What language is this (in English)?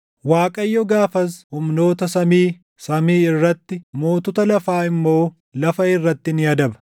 Oromo